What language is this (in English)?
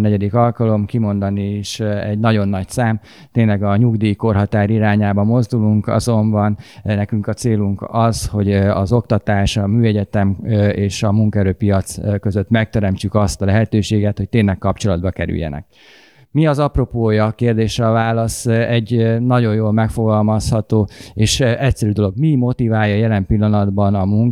Hungarian